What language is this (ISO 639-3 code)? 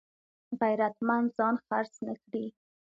pus